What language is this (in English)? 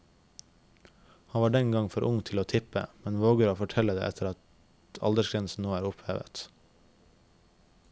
Norwegian